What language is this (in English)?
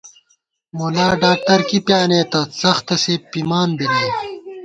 Gawar-Bati